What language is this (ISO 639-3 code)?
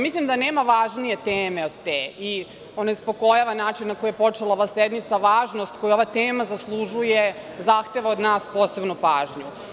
srp